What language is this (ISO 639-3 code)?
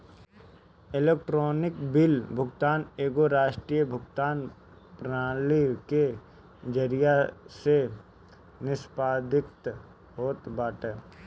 bho